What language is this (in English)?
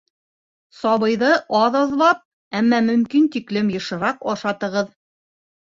Bashkir